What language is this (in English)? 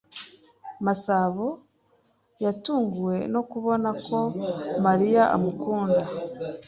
Kinyarwanda